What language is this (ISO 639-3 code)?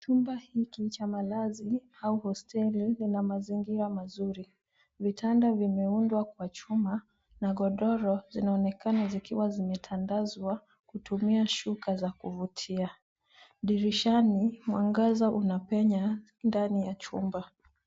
swa